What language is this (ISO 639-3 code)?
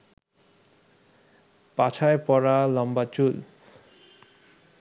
ben